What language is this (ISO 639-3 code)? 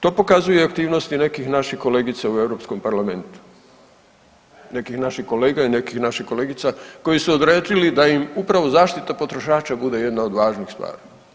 hrv